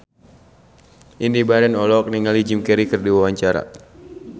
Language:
Sundanese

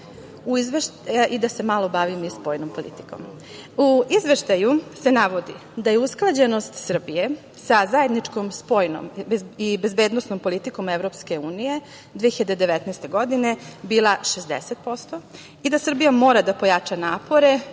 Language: Serbian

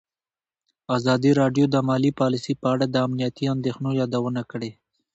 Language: Pashto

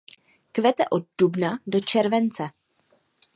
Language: Czech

